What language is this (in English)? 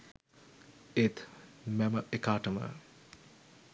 Sinhala